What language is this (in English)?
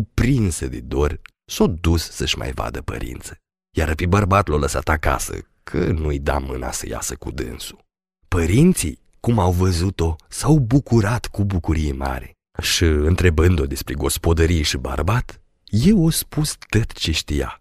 Romanian